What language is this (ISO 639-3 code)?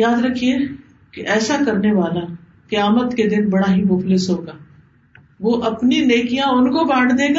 urd